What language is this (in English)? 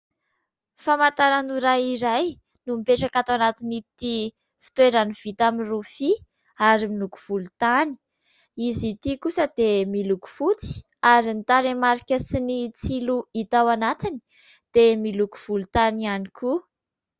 Malagasy